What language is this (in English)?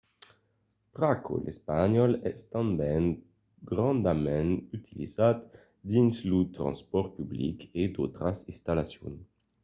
Occitan